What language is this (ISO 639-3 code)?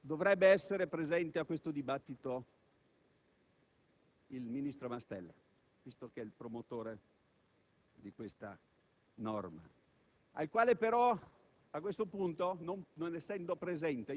ita